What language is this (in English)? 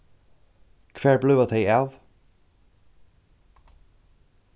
Faroese